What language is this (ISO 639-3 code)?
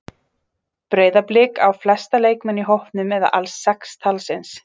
isl